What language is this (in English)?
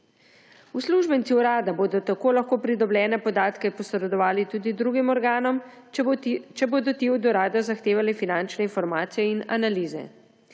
Slovenian